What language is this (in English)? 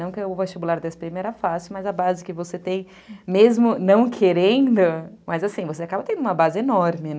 Portuguese